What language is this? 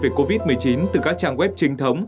Vietnamese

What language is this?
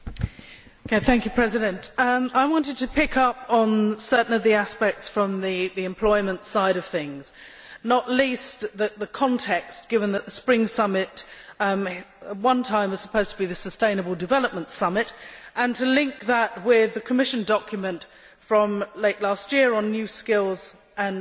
English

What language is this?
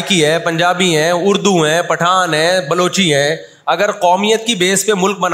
Urdu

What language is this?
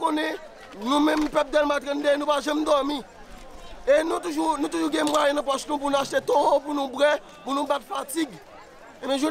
French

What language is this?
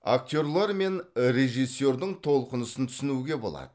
Kazakh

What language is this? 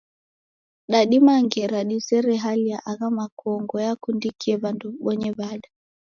Taita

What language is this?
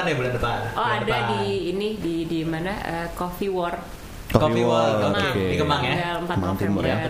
Indonesian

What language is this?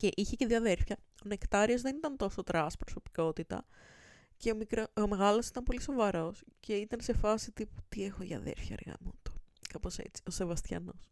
Greek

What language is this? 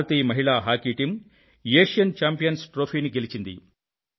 Telugu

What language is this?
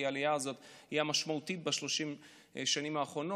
Hebrew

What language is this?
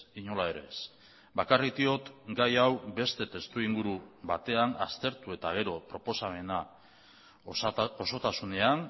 Basque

